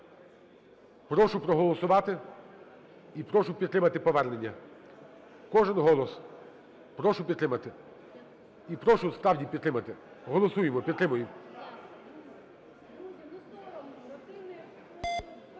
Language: Ukrainian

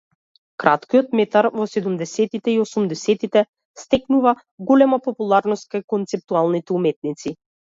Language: Macedonian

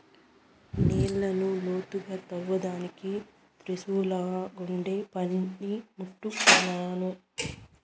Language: Telugu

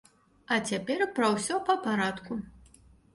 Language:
Belarusian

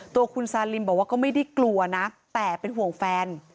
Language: Thai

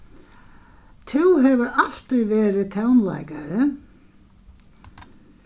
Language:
Faroese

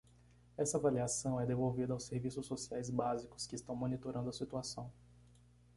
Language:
Portuguese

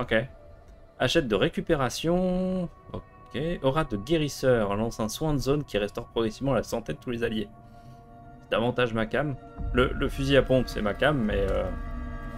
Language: French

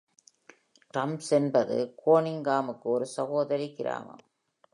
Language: Tamil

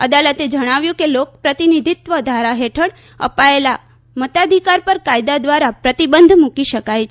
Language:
Gujarati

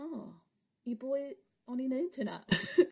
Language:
Welsh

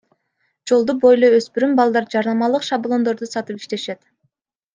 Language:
Kyrgyz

